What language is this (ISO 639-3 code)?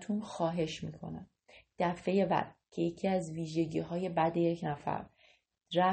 fas